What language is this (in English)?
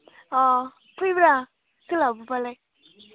Bodo